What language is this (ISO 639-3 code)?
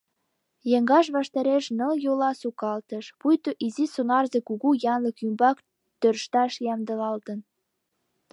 chm